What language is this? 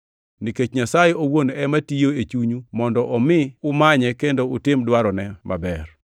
Luo (Kenya and Tanzania)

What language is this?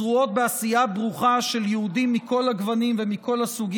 Hebrew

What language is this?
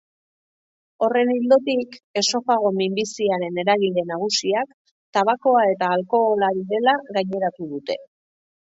Basque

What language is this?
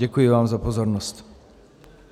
Czech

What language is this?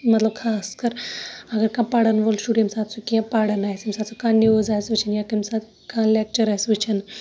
Kashmiri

